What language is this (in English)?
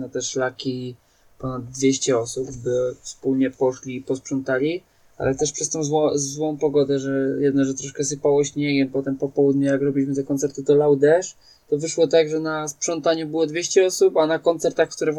Polish